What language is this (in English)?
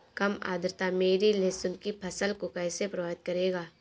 Hindi